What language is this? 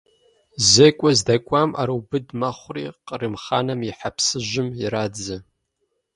Kabardian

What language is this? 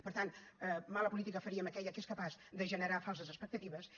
Catalan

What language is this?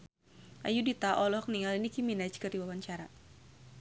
Sundanese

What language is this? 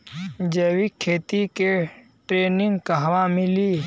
Bhojpuri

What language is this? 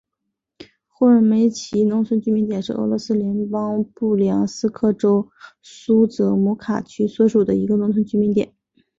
Chinese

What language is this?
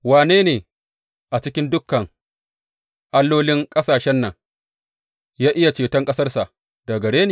Hausa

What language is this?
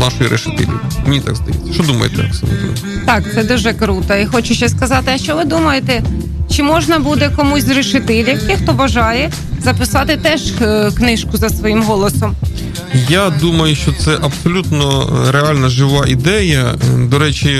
Ukrainian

